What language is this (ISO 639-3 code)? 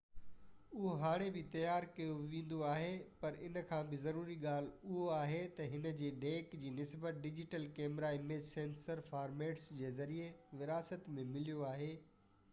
snd